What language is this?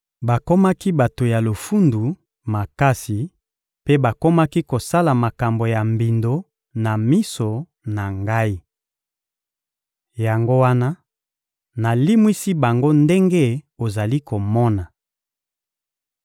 Lingala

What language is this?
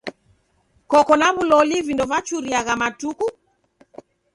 Taita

